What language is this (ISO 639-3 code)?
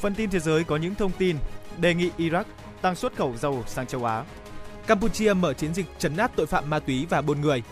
vie